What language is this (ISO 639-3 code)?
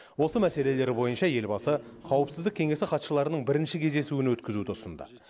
kaz